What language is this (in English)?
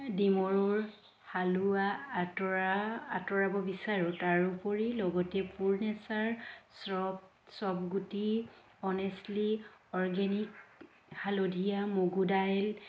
Assamese